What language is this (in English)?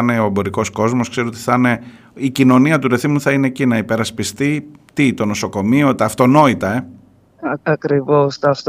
Greek